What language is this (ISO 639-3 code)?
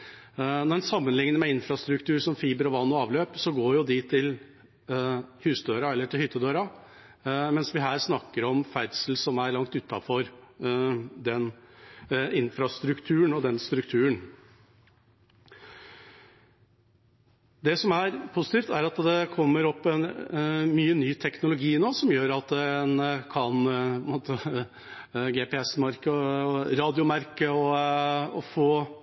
nob